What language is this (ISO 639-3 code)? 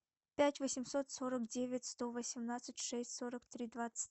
rus